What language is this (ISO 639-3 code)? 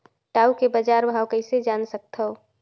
hne